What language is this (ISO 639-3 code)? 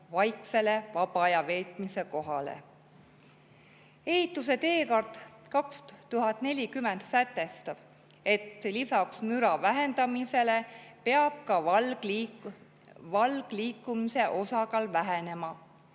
est